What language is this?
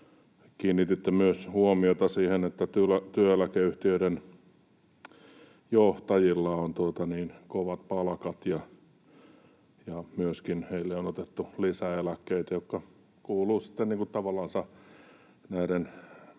Finnish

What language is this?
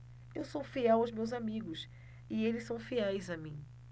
Portuguese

